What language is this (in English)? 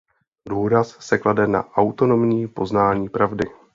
Czech